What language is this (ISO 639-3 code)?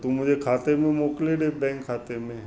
snd